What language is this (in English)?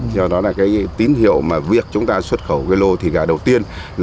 Vietnamese